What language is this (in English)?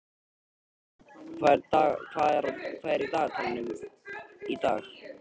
Icelandic